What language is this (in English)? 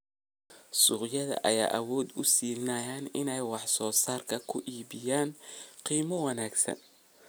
Somali